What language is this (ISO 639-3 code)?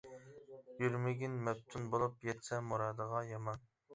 uig